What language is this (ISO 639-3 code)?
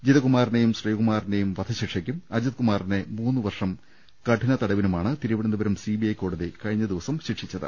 mal